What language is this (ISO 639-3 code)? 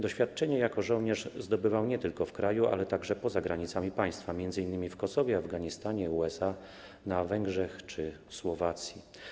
pol